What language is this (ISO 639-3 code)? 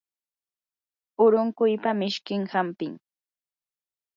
qur